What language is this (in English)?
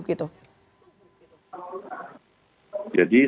Indonesian